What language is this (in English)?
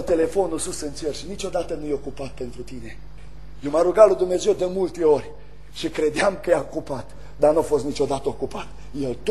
Romanian